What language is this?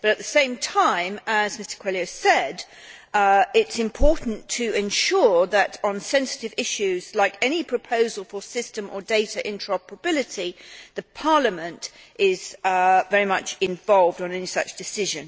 English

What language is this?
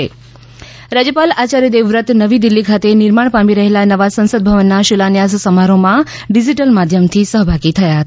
Gujarati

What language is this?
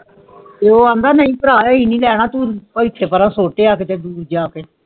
Punjabi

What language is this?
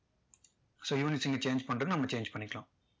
Tamil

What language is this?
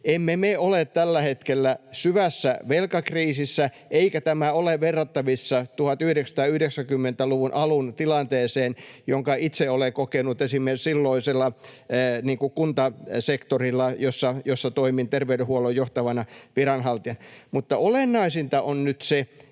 Finnish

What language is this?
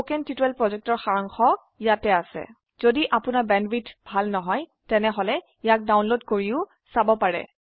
Assamese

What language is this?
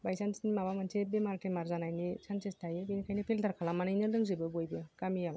Bodo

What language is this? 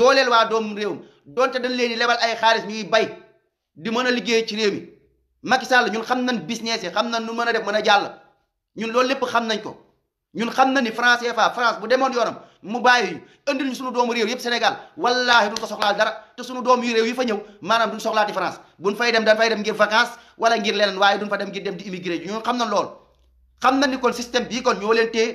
Indonesian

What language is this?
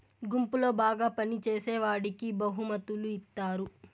Telugu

